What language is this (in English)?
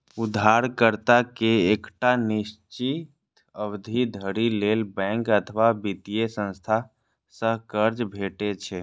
Maithili